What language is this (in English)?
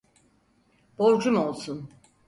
Turkish